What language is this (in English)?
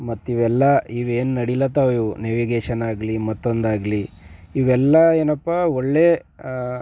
Kannada